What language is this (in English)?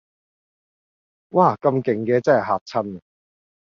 Cantonese